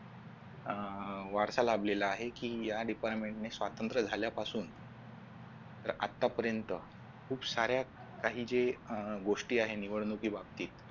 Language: Marathi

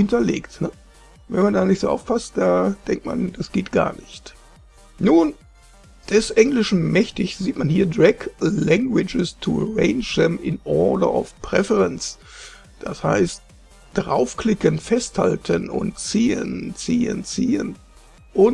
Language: German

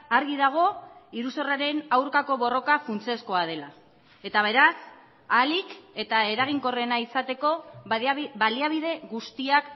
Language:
Basque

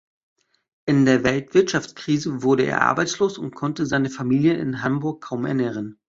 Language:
German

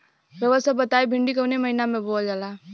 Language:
Bhojpuri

